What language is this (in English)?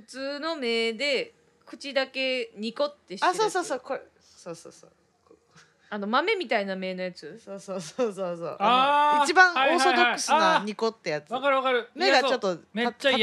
Japanese